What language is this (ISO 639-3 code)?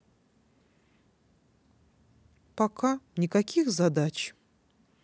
rus